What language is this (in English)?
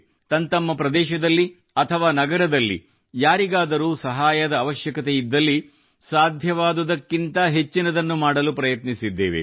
Kannada